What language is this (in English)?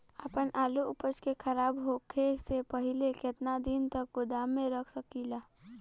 Bhojpuri